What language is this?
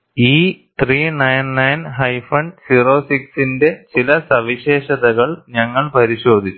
Malayalam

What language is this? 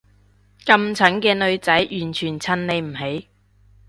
Cantonese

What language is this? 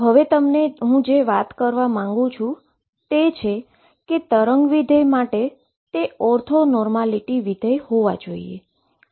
Gujarati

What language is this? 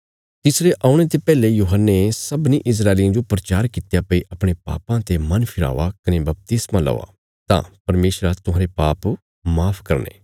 Bilaspuri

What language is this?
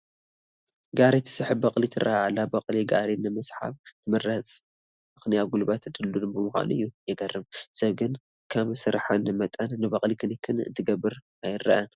Tigrinya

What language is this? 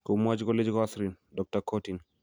Kalenjin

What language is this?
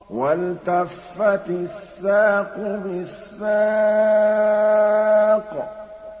Arabic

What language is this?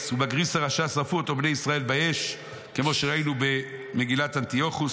Hebrew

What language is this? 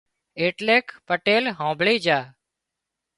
Wadiyara Koli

